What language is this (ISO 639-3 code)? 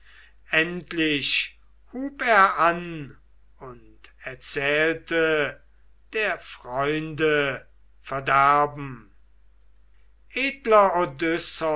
deu